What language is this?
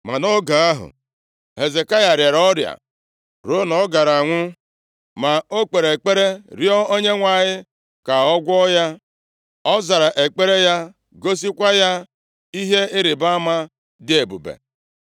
Igbo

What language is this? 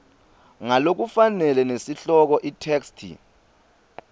Swati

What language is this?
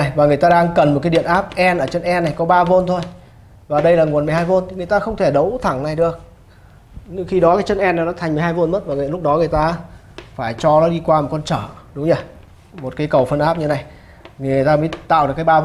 Vietnamese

